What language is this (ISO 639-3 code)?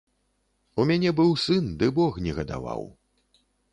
bel